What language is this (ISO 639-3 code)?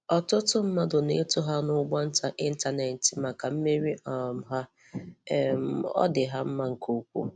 ibo